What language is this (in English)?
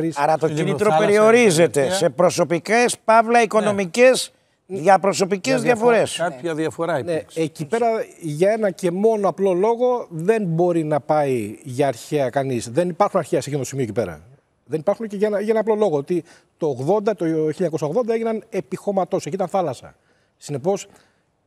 Greek